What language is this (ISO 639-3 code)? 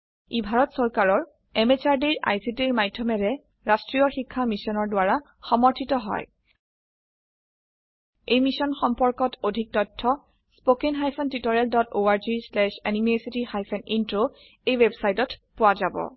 asm